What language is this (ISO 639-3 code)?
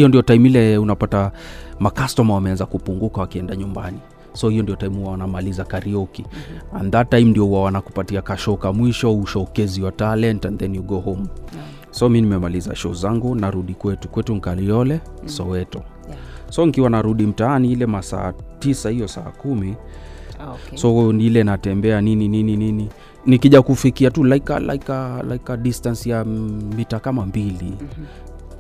swa